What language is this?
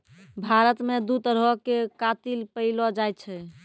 Maithili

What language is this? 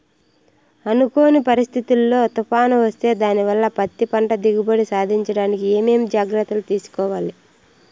Telugu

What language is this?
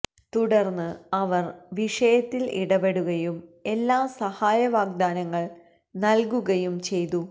Malayalam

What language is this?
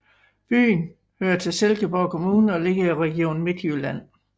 Danish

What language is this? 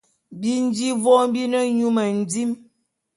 Bulu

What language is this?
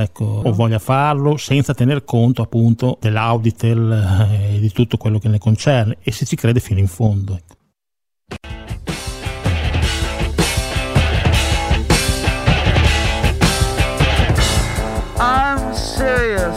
Italian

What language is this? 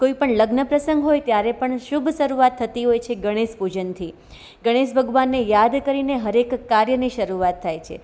Gujarati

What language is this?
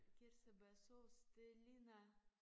Danish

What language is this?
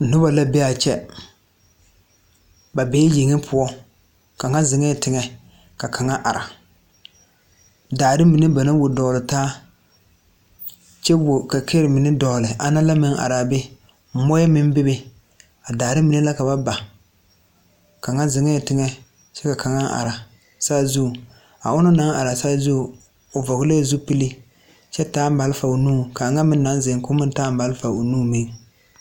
Southern Dagaare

